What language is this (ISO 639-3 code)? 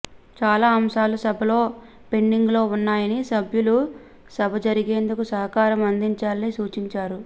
tel